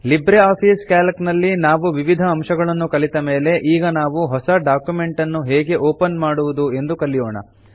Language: Kannada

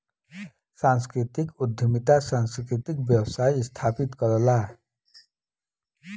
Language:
Bhojpuri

